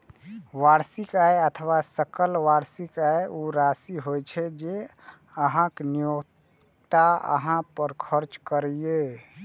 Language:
Maithili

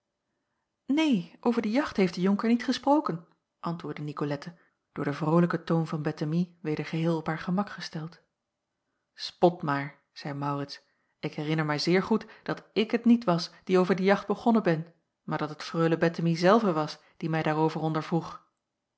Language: Dutch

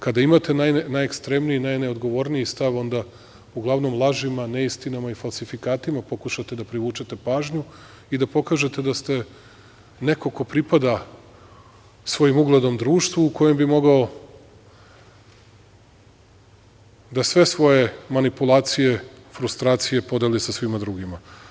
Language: Serbian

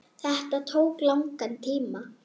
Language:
Icelandic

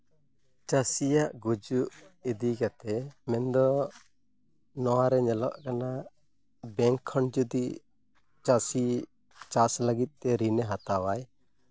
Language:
Santali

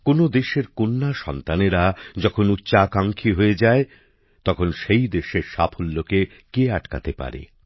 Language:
Bangla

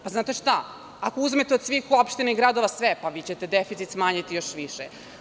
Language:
Serbian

